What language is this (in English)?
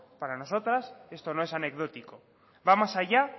Spanish